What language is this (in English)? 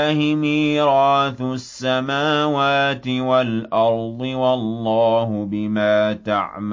Arabic